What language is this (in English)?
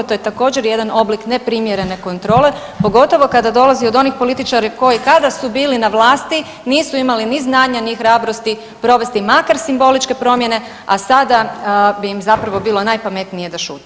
Croatian